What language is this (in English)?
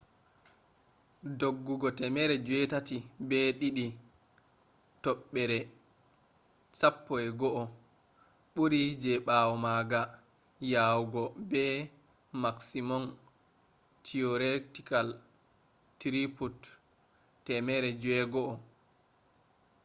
Fula